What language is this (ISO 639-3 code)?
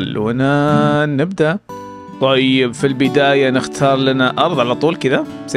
ara